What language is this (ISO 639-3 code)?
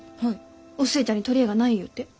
jpn